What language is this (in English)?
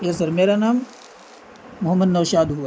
Urdu